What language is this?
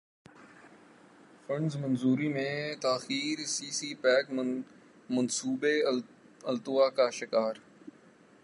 Urdu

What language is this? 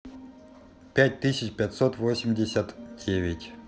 Russian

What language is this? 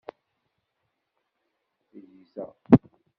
Kabyle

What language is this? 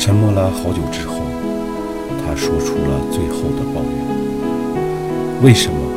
Chinese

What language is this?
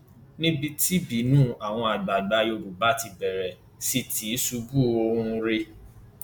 Yoruba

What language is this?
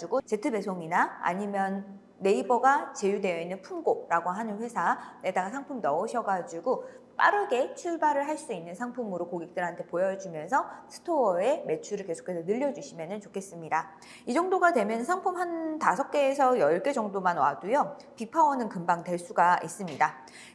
Korean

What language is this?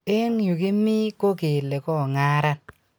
Kalenjin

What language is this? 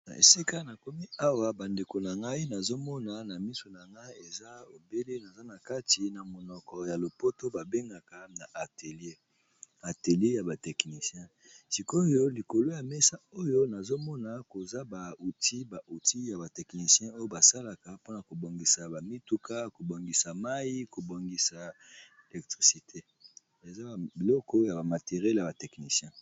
Lingala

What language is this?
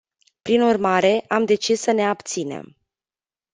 Romanian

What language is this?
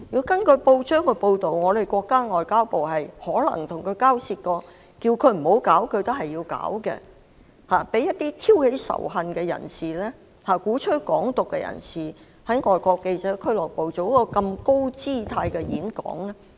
Cantonese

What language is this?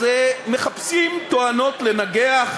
Hebrew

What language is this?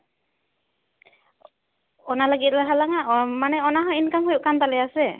Santali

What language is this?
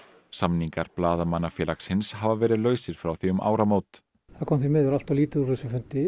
Icelandic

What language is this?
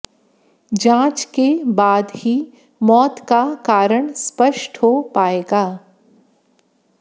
Hindi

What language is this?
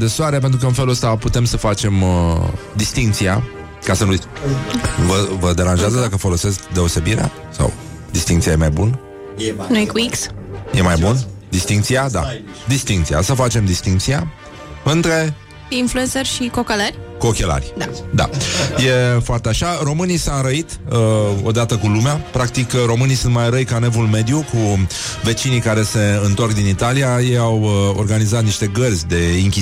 Romanian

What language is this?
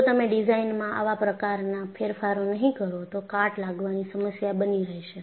Gujarati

